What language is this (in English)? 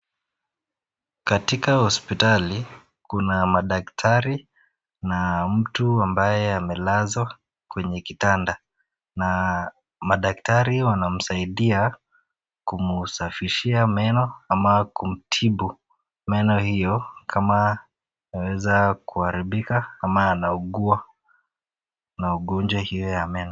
Swahili